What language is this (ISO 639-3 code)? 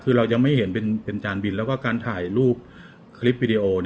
tha